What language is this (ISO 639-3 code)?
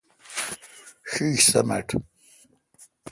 xka